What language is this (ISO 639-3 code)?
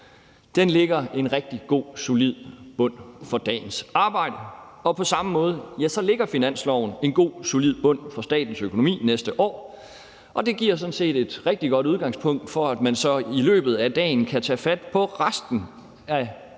dan